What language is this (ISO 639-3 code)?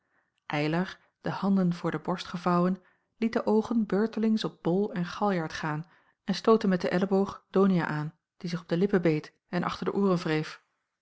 nld